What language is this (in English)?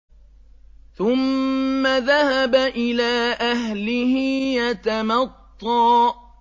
Arabic